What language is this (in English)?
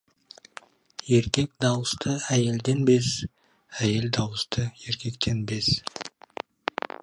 Kazakh